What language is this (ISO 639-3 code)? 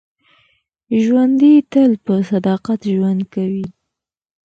pus